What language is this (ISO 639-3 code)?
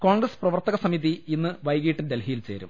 mal